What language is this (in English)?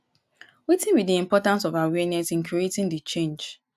Nigerian Pidgin